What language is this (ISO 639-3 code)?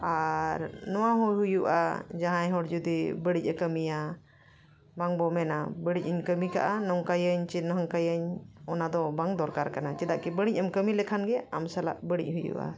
sat